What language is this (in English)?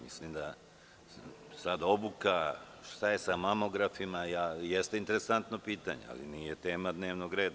Serbian